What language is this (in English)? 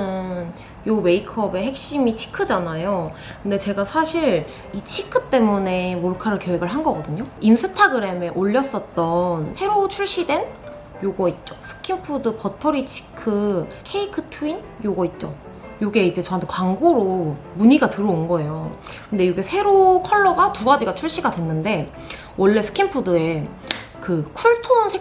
Korean